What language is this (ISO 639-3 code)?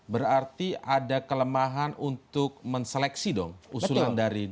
ind